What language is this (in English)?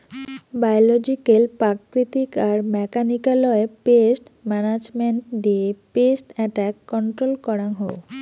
Bangla